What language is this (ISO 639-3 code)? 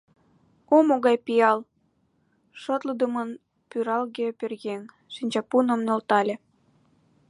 chm